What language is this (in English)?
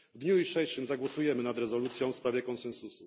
Polish